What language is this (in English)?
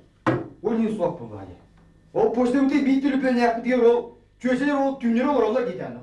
Turkish